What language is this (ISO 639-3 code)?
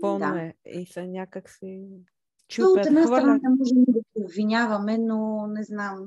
bul